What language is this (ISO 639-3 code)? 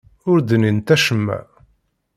kab